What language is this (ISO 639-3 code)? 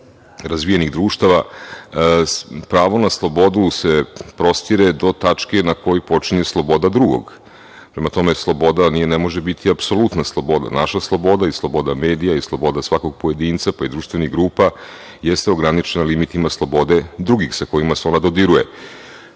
srp